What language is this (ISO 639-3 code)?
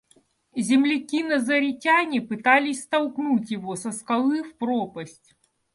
rus